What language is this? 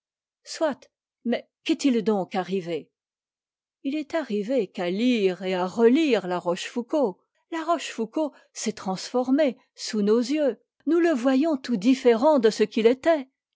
French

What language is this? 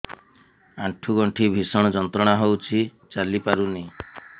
Odia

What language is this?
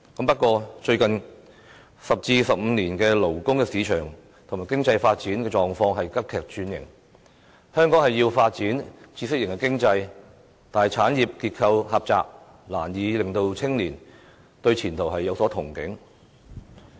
Cantonese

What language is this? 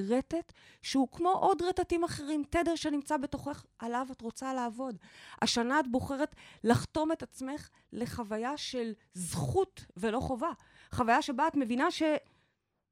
Hebrew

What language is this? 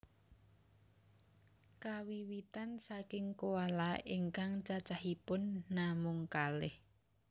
Javanese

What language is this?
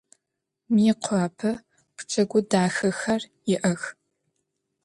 Adyghe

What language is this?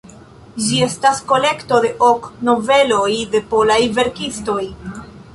Esperanto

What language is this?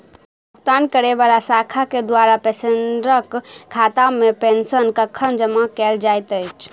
Maithili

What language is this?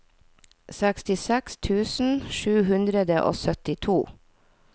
Norwegian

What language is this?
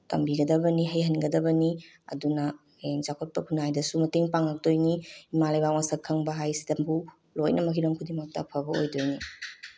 Manipuri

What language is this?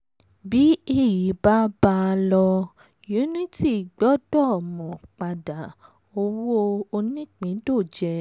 Yoruba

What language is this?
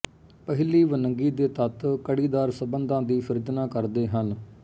Punjabi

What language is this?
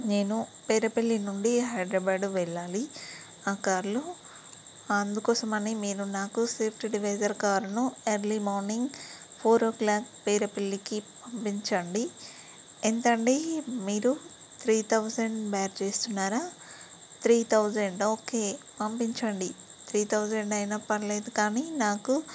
Telugu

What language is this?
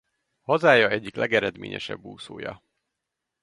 Hungarian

